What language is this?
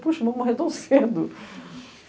Portuguese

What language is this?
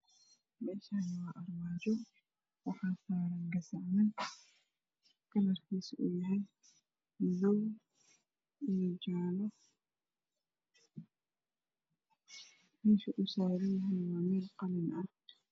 Somali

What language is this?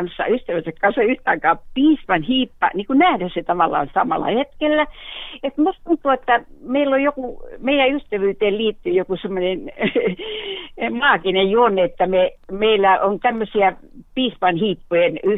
Finnish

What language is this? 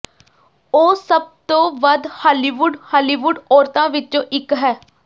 Punjabi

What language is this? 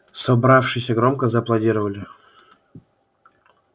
Russian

